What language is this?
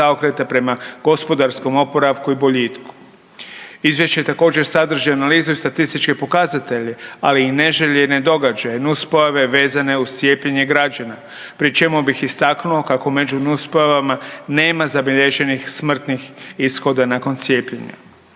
Croatian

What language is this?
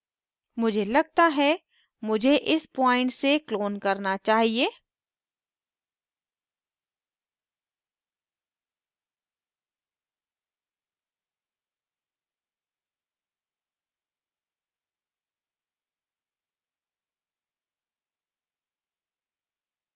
Hindi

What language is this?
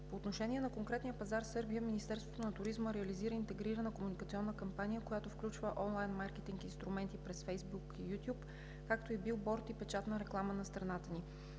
Bulgarian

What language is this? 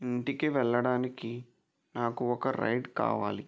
Telugu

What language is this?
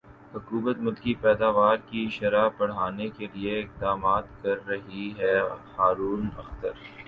Urdu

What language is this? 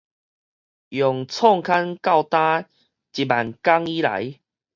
Min Nan Chinese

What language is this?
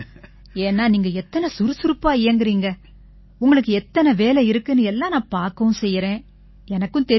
Tamil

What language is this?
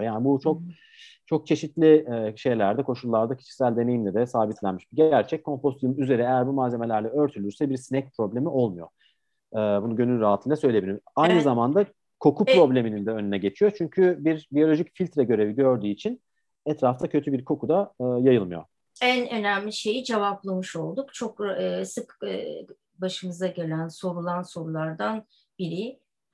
Turkish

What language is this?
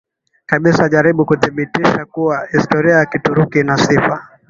Swahili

